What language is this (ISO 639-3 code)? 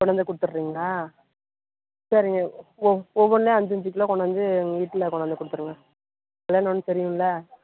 tam